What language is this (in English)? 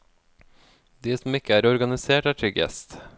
Norwegian